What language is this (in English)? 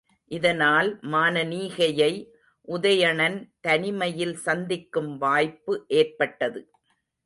Tamil